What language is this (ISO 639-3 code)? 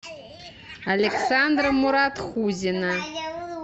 rus